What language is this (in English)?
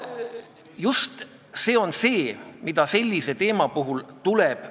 Estonian